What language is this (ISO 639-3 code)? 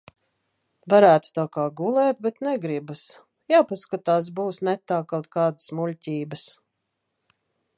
lav